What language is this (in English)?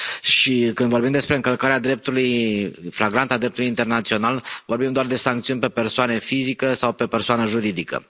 Romanian